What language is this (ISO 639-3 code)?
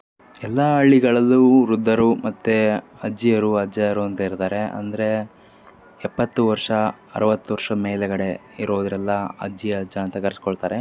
kan